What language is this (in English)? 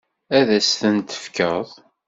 Kabyle